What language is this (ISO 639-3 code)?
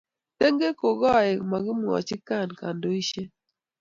kln